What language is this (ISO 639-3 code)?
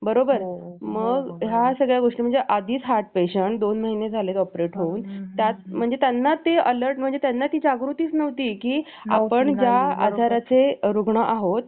mar